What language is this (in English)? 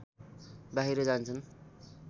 Nepali